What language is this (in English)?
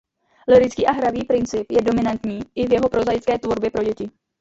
Czech